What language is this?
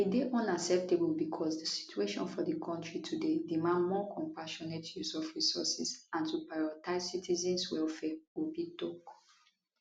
Nigerian Pidgin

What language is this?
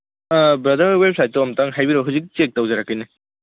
Manipuri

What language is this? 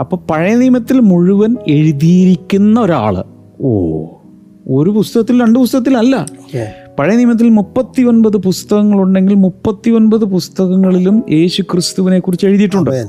Malayalam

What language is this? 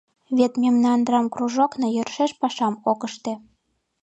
Mari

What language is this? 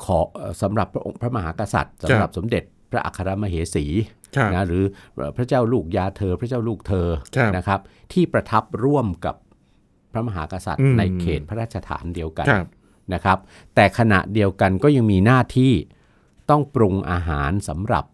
Thai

